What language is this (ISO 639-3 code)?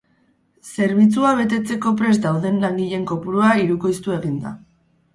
eus